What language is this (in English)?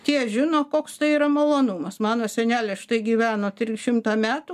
Lithuanian